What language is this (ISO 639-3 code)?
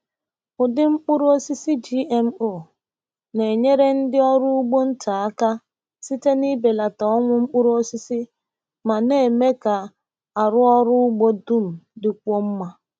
ibo